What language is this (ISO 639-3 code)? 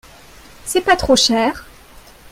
fra